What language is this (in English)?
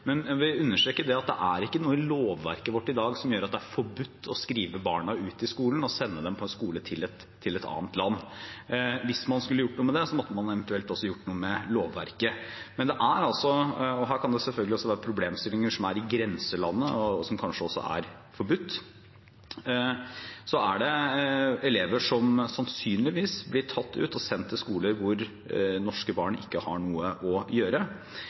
Norwegian Bokmål